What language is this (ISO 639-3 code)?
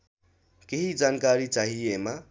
nep